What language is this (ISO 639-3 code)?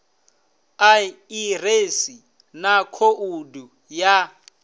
ven